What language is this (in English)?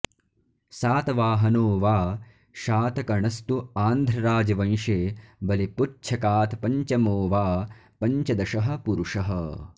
Sanskrit